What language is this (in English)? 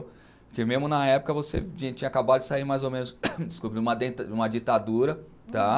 Portuguese